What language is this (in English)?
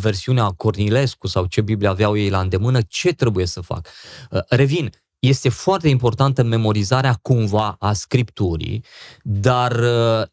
Romanian